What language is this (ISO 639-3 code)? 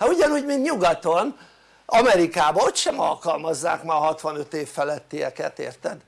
hun